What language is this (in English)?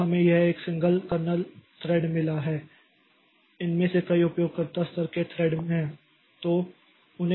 Hindi